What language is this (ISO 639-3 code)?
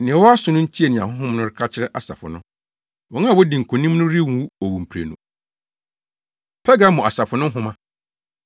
aka